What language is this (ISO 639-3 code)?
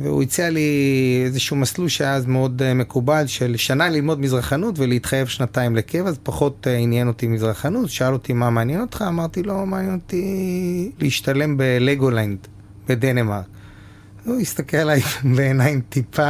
heb